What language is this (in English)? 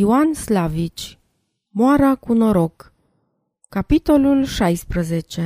Romanian